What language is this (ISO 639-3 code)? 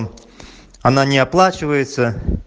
rus